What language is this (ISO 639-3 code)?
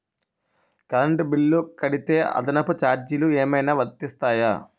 tel